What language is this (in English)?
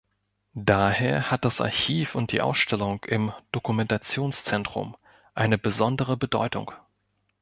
German